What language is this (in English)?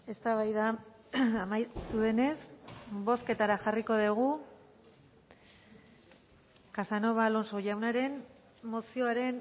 Basque